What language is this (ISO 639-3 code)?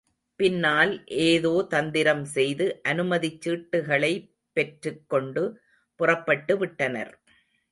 tam